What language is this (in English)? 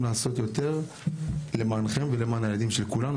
Hebrew